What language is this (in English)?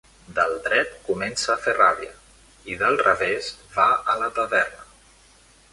Catalan